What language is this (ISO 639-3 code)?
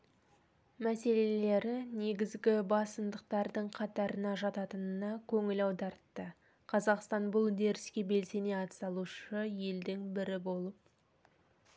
kaz